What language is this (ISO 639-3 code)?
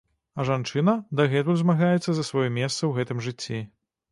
bel